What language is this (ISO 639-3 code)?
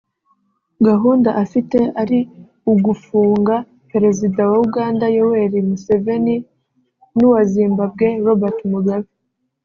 kin